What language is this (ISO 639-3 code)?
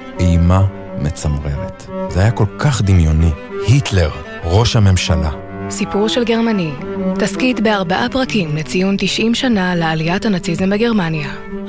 heb